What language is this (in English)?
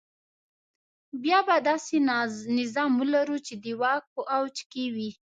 Pashto